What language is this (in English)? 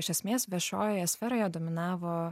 Lithuanian